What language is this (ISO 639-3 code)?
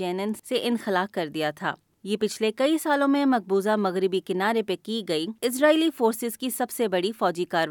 urd